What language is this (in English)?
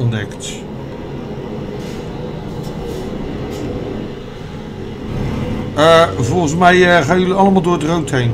Dutch